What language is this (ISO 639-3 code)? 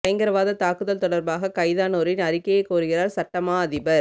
tam